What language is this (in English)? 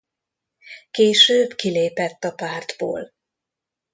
Hungarian